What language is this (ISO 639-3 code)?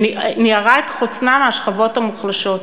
heb